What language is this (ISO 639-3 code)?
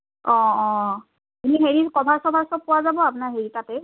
asm